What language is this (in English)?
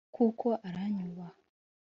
Kinyarwanda